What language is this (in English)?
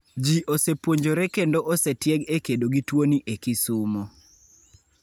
Luo (Kenya and Tanzania)